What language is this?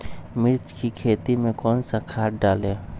Magahi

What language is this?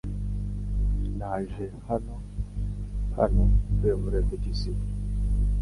Kinyarwanda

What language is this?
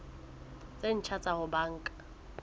Southern Sotho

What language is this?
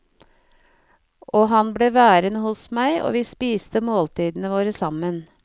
Norwegian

